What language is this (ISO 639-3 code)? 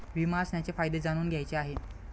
mar